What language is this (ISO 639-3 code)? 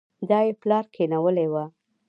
pus